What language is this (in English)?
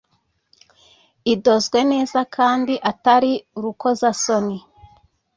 Kinyarwanda